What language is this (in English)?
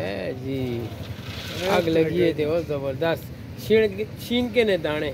Hindi